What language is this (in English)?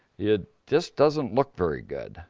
English